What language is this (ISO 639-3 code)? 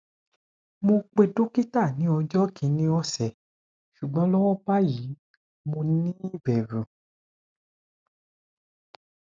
yor